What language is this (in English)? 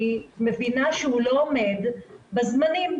Hebrew